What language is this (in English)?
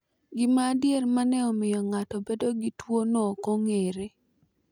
Luo (Kenya and Tanzania)